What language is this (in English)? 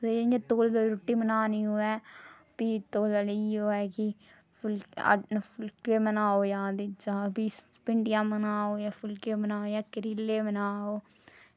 Dogri